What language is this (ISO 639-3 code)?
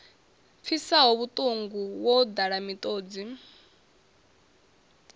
ven